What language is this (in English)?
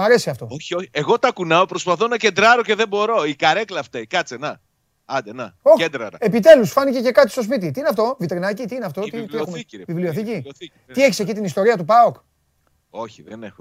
Greek